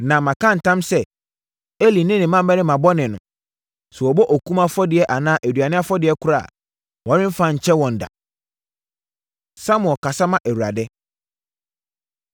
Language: Akan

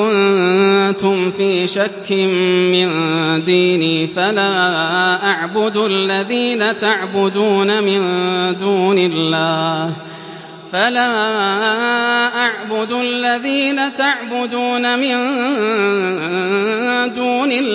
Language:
Arabic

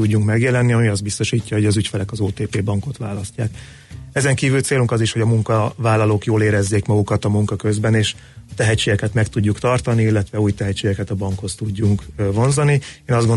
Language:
Hungarian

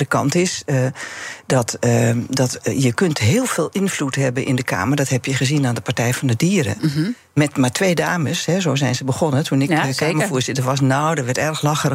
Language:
Dutch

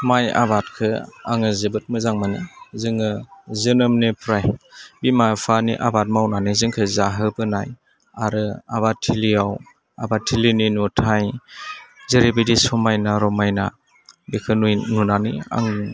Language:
Bodo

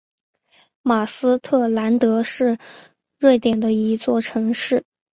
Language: Chinese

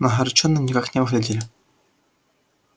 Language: Russian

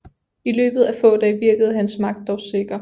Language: Danish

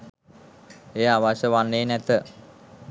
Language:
Sinhala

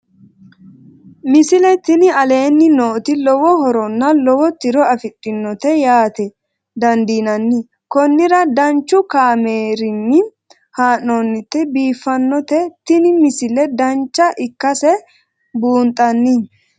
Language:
Sidamo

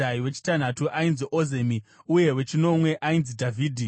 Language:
Shona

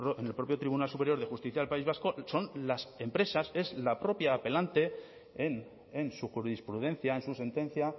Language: Spanish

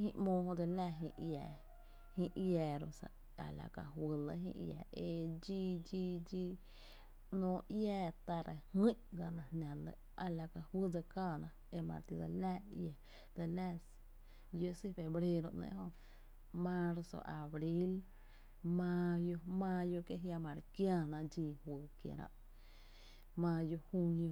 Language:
Tepinapa Chinantec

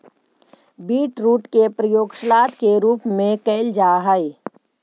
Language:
Magahi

